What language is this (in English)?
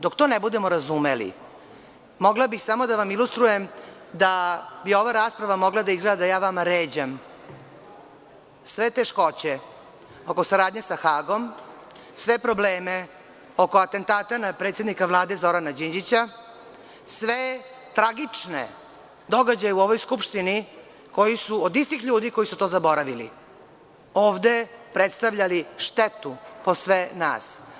Serbian